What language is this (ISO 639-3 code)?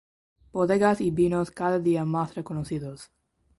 spa